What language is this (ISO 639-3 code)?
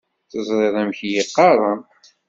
kab